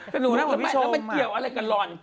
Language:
Thai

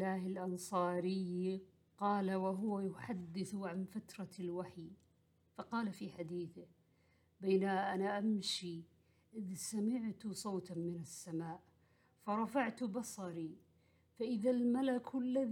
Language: Arabic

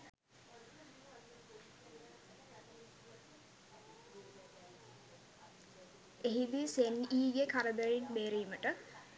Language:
Sinhala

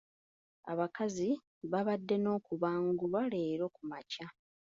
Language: Ganda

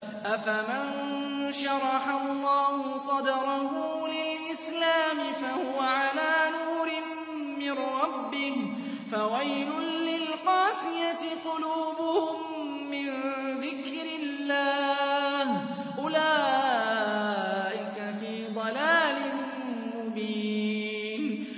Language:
Arabic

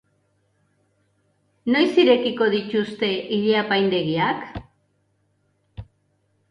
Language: Basque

